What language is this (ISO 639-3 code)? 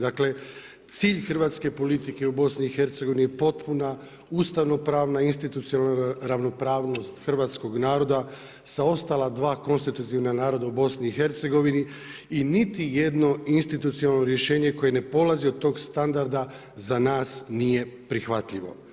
hrv